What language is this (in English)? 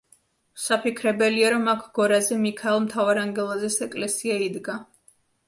Georgian